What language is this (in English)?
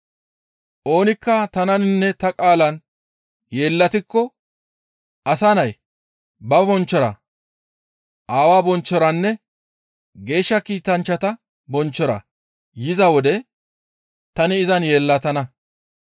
Gamo